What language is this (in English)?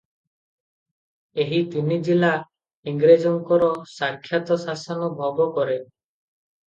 Odia